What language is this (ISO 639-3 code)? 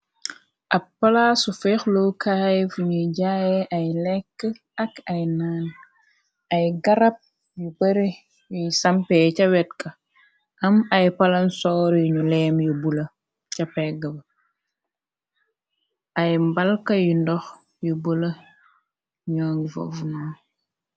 wol